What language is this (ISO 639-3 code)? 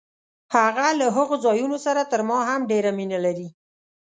pus